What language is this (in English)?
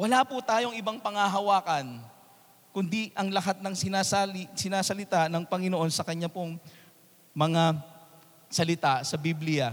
Filipino